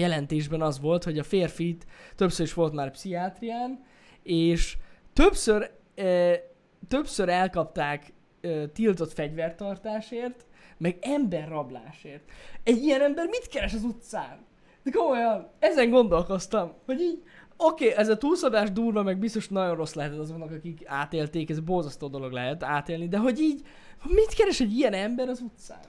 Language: Hungarian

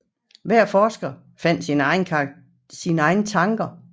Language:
Danish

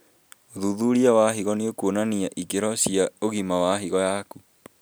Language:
Kikuyu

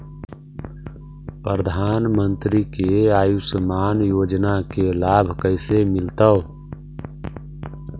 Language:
Magahi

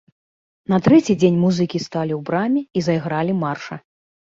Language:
Belarusian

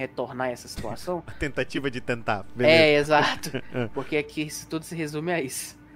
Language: Portuguese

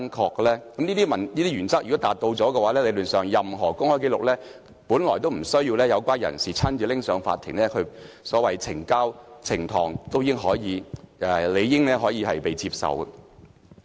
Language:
Cantonese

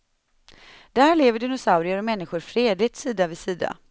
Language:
Swedish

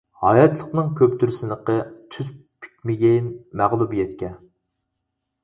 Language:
Uyghur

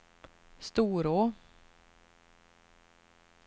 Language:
Swedish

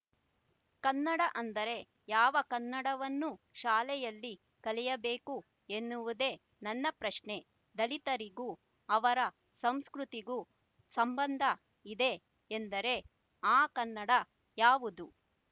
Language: Kannada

